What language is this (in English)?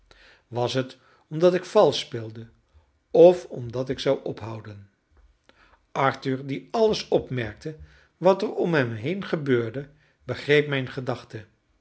Dutch